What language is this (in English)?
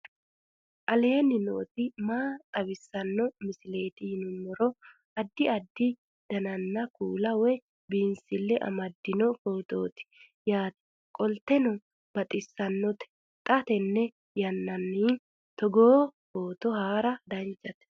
Sidamo